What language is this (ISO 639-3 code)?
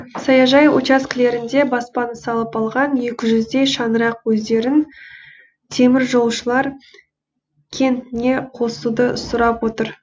kaz